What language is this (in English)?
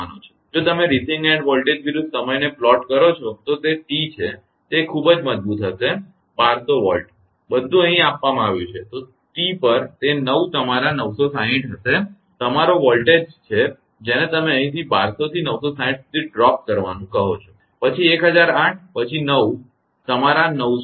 Gujarati